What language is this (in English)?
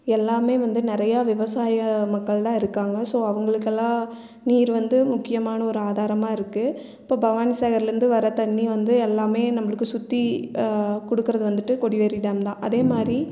Tamil